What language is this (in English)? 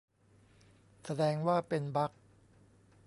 Thai